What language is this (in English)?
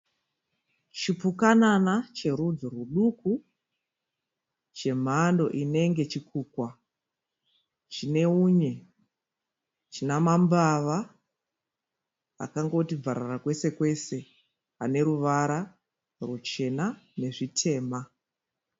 Shona